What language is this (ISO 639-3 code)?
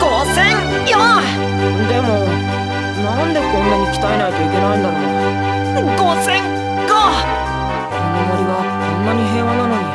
jpn